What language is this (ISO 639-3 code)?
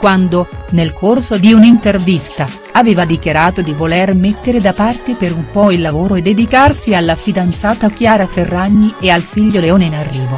ita